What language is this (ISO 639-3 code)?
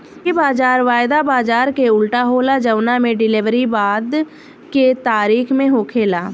bho